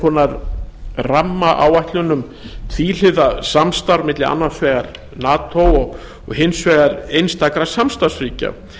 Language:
Icelandic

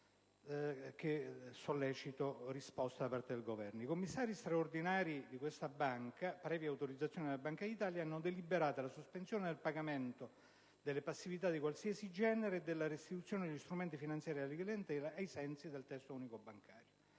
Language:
Italian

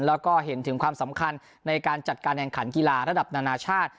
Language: Thai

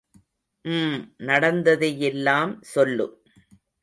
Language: Tamil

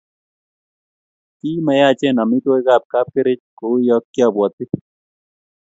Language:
Kalenjin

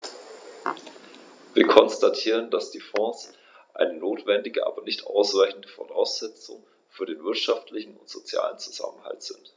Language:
German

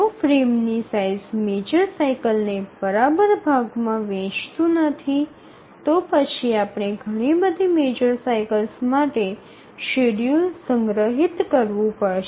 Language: Gujarati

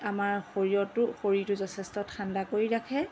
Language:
Assamese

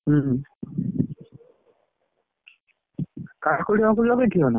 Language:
Odia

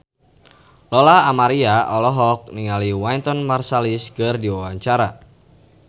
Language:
Sundanese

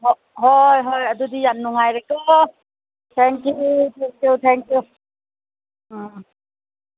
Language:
Manipuri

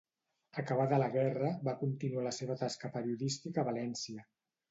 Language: Catalan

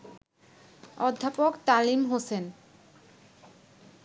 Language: Bangla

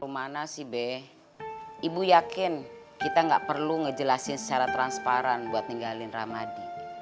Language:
Indonesian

